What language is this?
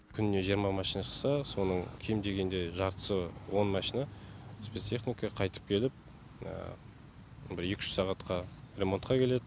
Kazakh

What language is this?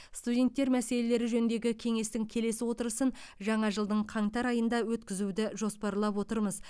Kazakh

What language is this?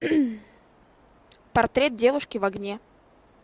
Russian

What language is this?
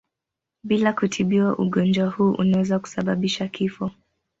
Swahili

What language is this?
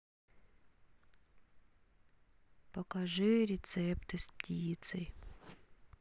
Russian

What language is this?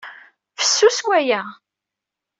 Kabyle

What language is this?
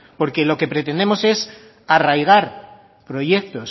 Spanish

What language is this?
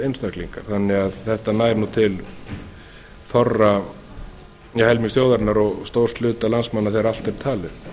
Icelandic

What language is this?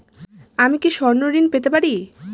Bangla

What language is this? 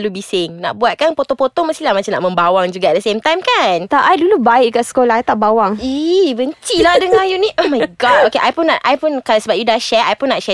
Malay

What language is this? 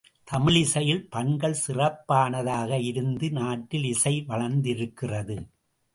Tamil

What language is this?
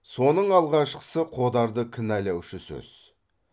Kazakh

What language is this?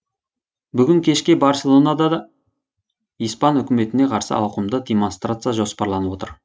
Kazakh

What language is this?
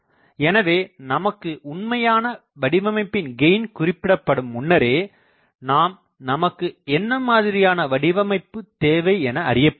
Tamil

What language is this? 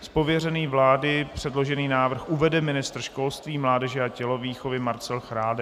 Czech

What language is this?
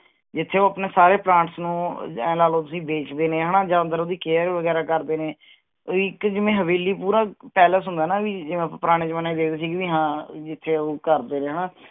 Punjabi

